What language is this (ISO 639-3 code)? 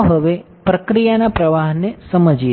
guj